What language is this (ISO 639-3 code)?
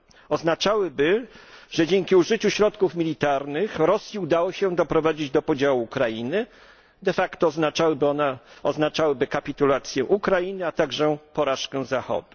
pol